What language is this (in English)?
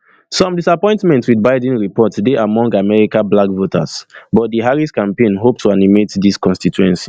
Nigerian Pidgin